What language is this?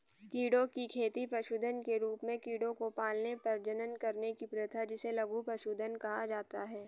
Hindi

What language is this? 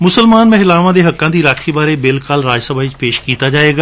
Punjabi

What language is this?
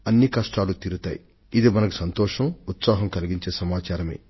Telugu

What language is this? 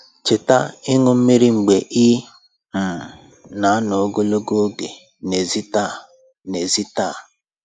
Igbo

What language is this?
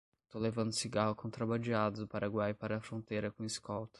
Portuguese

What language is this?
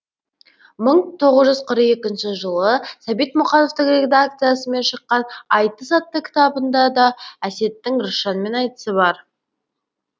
Kazakh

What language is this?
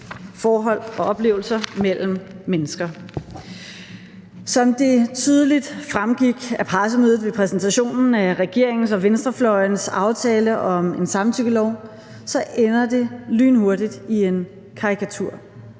Danish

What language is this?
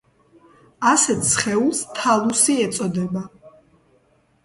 Georgian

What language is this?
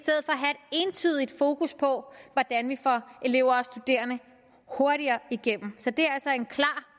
Danish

